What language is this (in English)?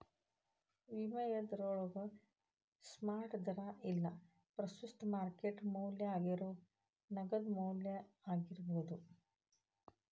Kannada